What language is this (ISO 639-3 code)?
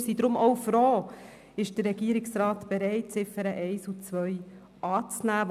gsw